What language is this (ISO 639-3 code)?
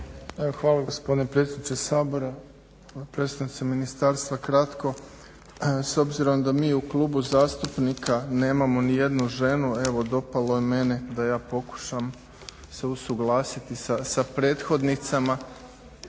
hrv